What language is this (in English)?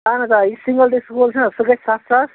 Kashmiri